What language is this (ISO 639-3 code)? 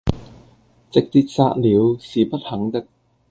yue